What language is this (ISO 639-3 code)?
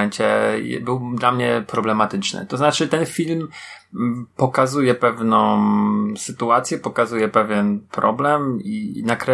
pol